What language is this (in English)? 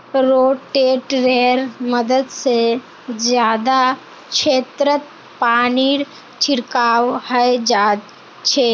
Magahi